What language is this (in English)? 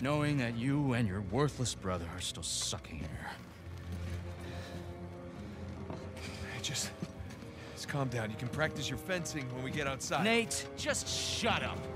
English